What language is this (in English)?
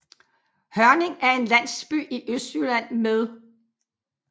Danish